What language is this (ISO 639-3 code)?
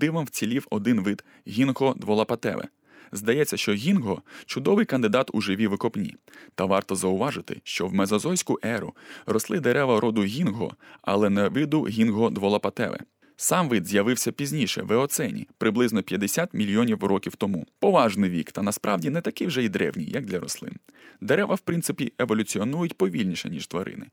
ukr